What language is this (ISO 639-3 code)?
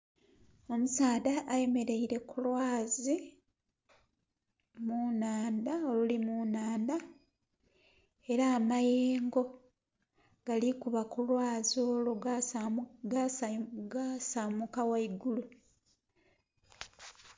xog